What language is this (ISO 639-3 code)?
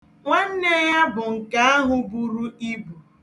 ibo